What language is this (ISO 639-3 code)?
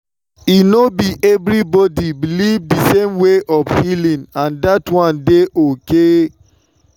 pcm